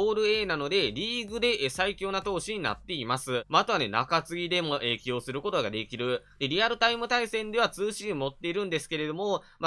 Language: Japanese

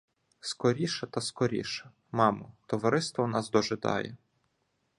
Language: Ukrainian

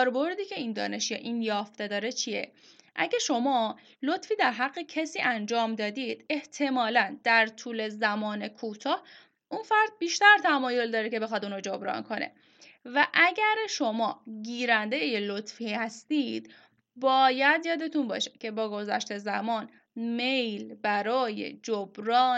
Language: Persian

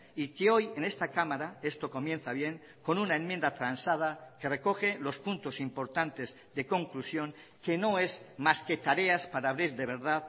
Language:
Spanish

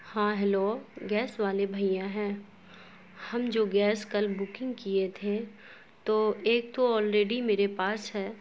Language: Urdu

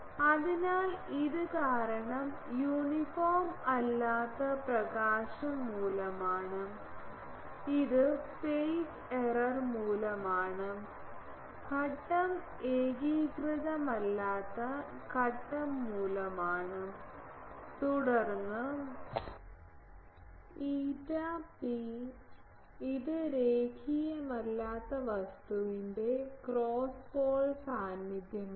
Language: Malayalam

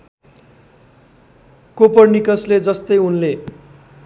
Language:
Nepali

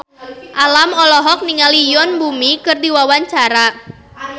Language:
Sundanese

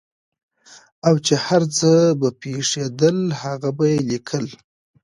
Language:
Pashto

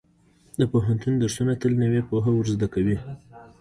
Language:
Pashto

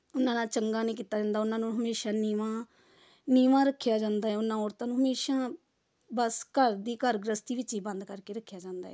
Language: Punjabi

